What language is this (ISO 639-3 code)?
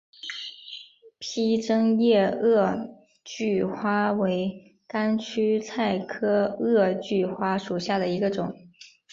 zho